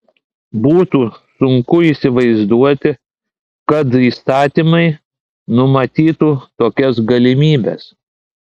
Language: Lithuanian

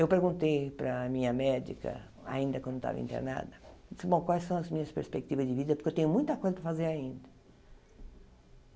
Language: Portuguese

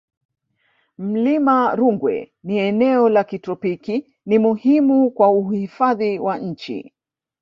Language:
Swahili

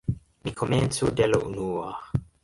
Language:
Esperanto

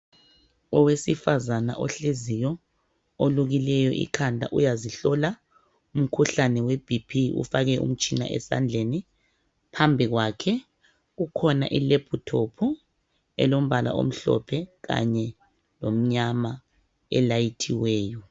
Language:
North Ndebele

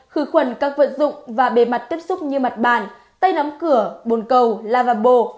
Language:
Vietnamese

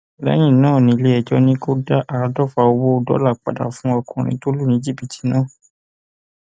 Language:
Yoruba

